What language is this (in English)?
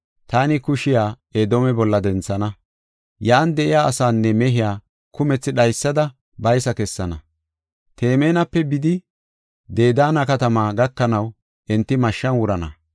Gofa